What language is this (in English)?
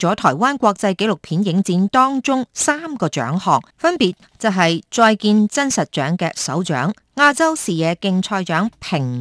Chinese